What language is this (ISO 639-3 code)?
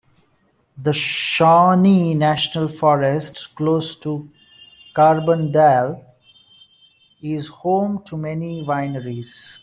eng